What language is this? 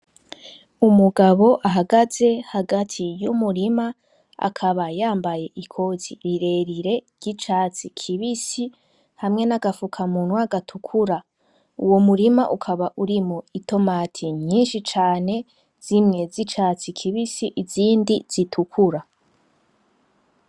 Rundi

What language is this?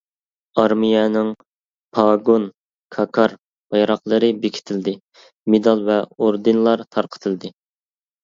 Uyghur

